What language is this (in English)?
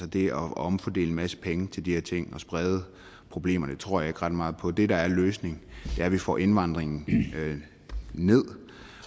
Danish